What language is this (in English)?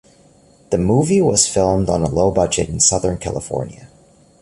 English